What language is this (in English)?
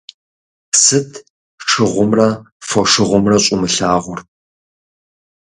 Kabardian